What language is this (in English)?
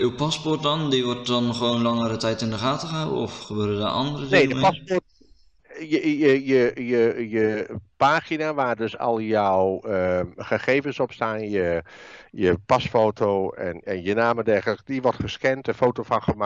Dutch